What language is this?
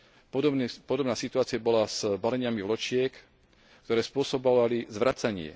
Slovak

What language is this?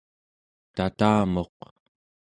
Central Yupik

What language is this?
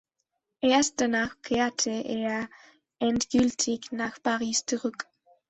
German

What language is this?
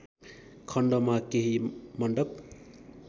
Nepali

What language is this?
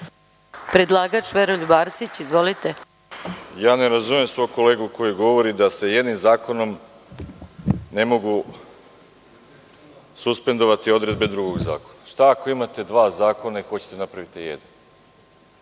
Serbian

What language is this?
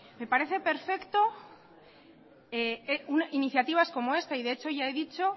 Spanish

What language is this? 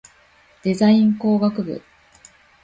Japanese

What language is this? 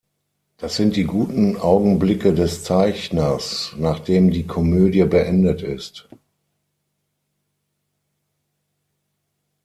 German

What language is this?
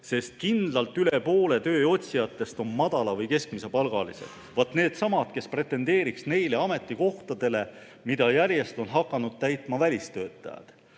Estonian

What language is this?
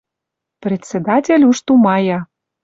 Western Mari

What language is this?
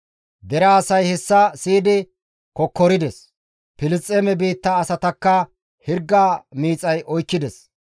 Gamo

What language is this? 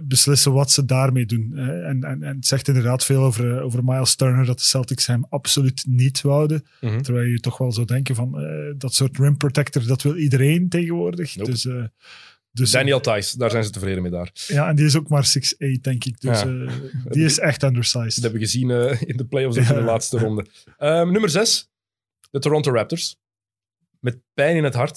Dutch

